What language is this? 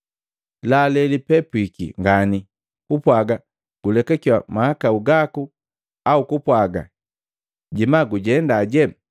Matengo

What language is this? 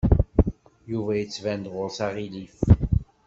Kabyle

